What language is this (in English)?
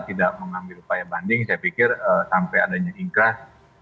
Indonesian